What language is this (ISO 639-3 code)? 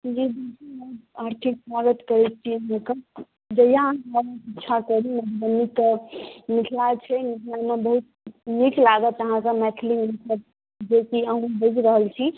mai